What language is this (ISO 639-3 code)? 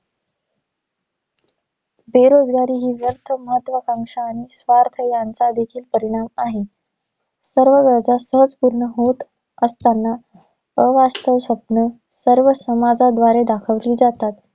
mar